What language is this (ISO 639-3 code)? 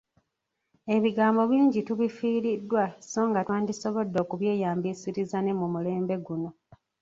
lug